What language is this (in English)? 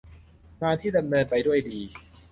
Thai